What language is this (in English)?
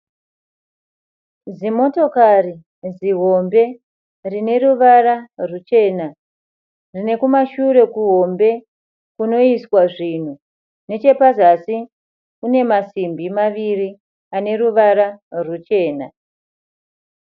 Shona